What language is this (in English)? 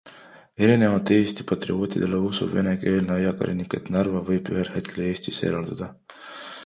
Estonian